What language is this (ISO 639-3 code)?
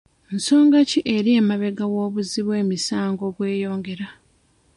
lug